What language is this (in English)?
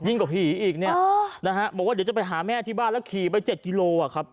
Thai